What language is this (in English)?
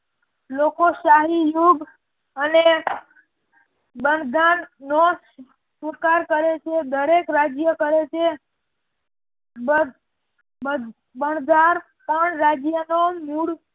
Gujarati